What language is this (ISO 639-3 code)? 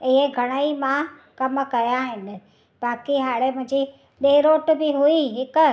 snd